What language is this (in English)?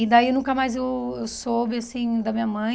Portuguese